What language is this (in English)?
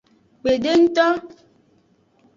Aja (Benin)